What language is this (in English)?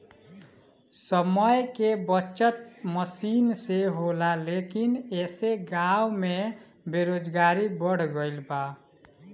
Bhojpuri